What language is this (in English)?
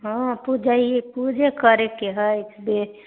Maithili